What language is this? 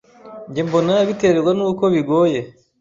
Kinyarwanda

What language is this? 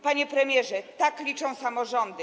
Polish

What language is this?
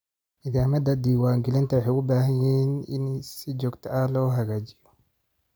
Somali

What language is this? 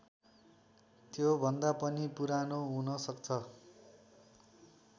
Nepali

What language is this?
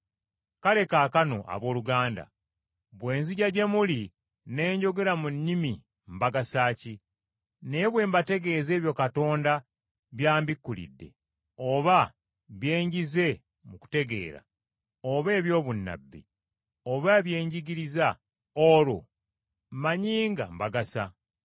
Ganda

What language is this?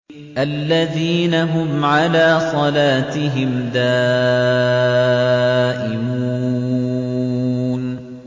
Arabic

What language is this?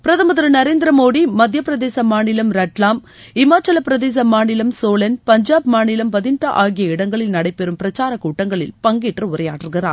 Tamil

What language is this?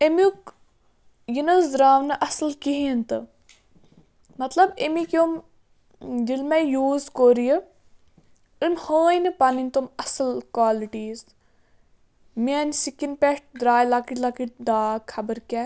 Kashmiri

